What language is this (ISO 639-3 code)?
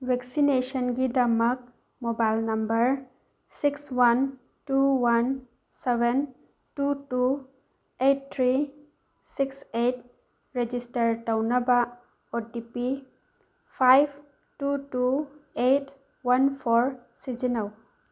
mni